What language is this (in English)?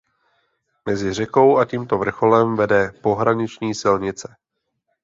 Czech